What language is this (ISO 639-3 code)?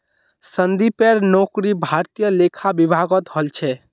mag